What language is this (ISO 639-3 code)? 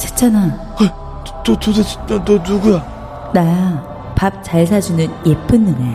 kor